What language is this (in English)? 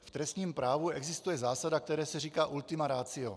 Czech